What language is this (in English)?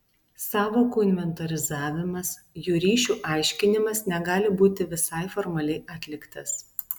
Lithuanian